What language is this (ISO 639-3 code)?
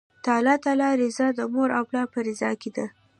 pus